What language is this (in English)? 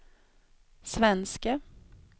Swedish